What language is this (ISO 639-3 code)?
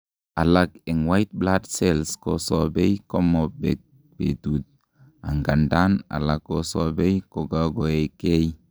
kln